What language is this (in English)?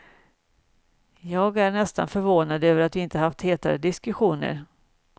Swedish